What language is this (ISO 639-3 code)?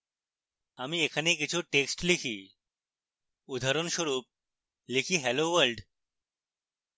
ben